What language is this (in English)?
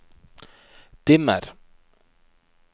Norwegian